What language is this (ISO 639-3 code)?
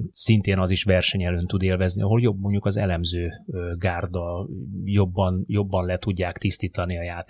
hun